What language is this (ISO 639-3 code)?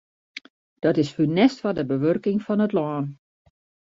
fry